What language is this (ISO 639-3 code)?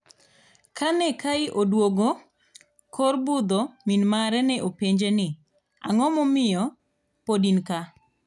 luo